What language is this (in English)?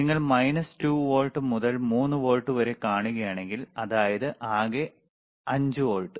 Malayalam